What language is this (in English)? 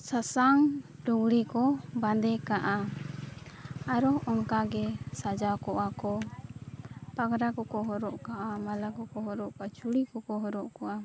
Santali